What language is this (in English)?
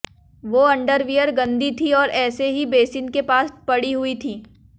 Hindi